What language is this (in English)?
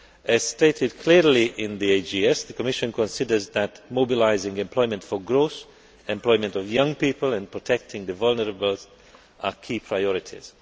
English